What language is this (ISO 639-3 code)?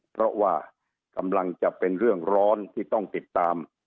tha